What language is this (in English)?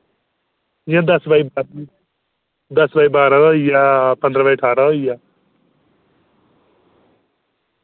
Dogri